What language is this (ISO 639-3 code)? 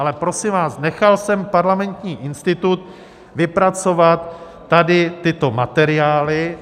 ces